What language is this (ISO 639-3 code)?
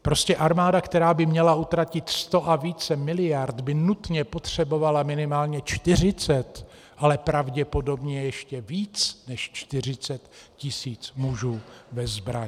ces